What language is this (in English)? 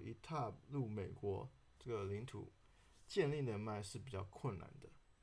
Chinese